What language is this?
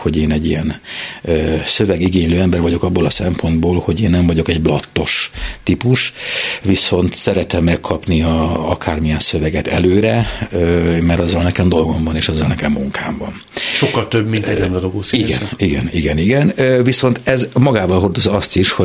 Hungarian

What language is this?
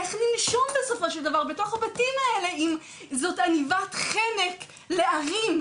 Hebrew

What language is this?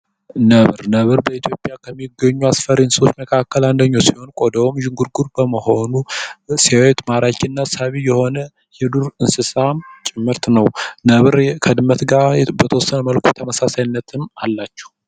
Amharic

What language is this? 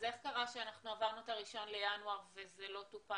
Hebrew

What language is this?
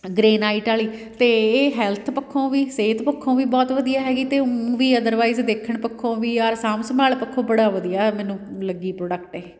Punjabi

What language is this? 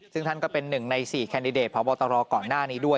Thai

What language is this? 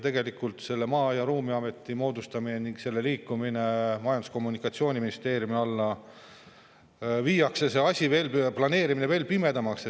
Estonian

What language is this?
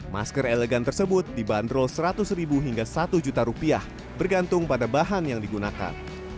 Indonesian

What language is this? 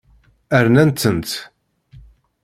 Kabyle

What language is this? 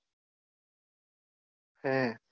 Gujarati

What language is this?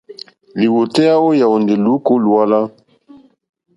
Mokpwe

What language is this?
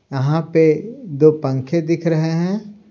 Hindi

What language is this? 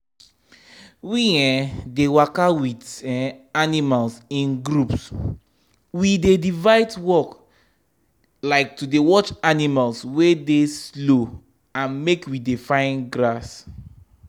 Nigerian Pidgin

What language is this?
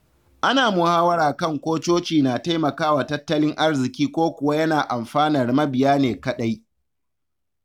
Hausa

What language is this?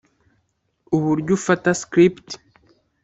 Kinyarwanda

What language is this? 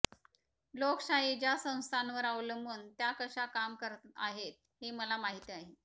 Marathi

